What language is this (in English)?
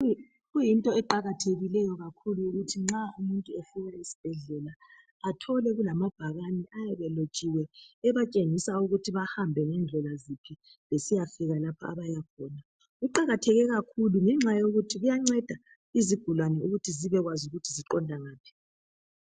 North Ndebele